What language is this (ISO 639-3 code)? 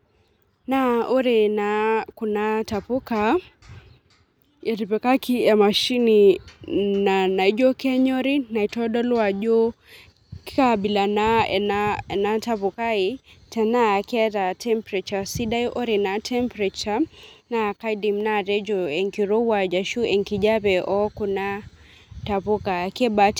mas